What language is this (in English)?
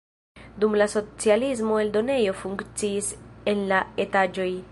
Esperanto